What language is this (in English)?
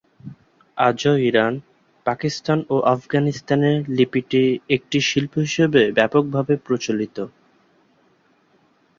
Bangla